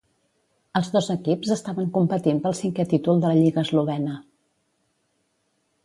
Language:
Catalan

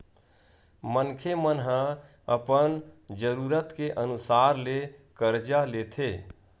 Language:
Chhattisgarhi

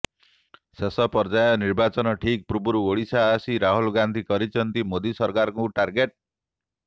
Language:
Odia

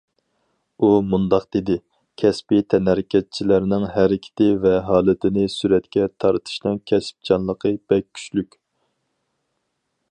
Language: Uyghur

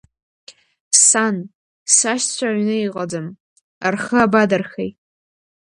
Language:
Abkhazian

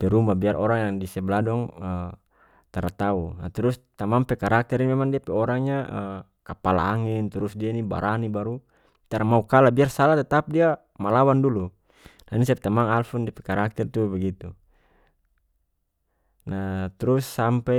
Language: North Moluccan Malay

